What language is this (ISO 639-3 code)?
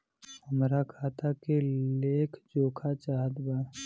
bho